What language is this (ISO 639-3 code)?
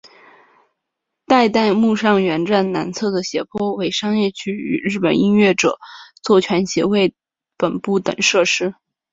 zho